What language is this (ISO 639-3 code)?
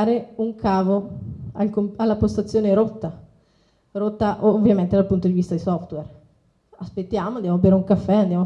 ita